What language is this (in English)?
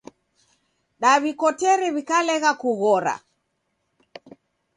Taita